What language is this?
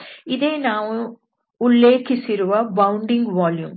Kannada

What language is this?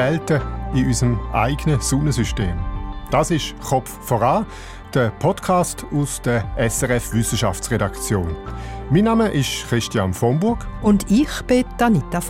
German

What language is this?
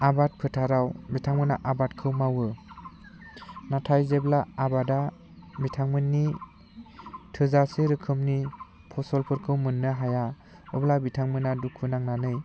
Bodo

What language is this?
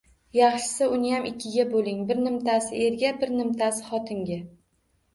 Uzbek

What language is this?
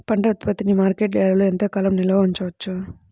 Telugu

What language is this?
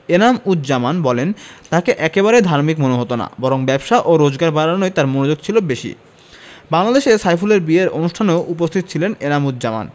Bangla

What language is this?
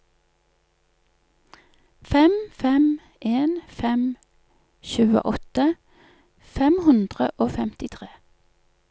Norwegian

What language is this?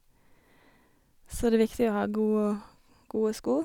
Norwegian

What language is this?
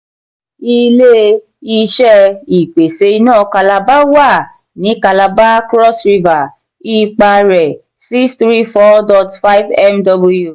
Yoruba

